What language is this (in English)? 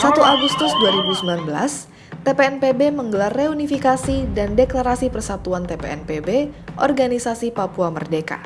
Indonesian